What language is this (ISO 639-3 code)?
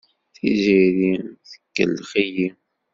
kab